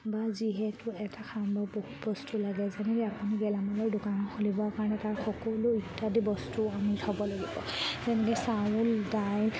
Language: Assamese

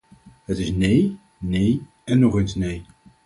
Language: Dutch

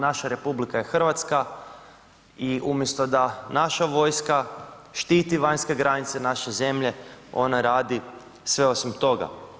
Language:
Croatian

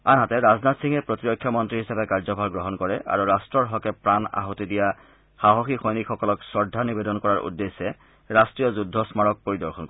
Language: Assamese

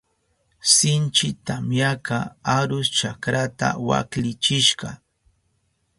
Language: Southern Pastaza Quechua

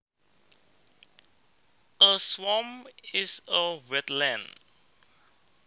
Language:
Javanese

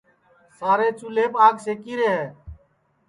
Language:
Sansi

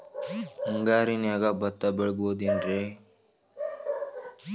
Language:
Kannada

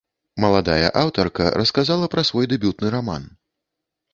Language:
Belarusian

